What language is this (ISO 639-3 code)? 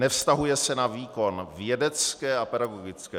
ces